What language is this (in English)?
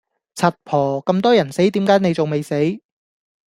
Cantonese